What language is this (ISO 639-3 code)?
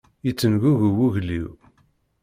kab